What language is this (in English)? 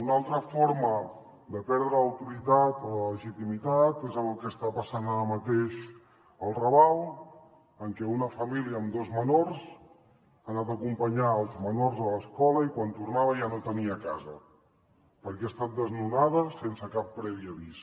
Catalan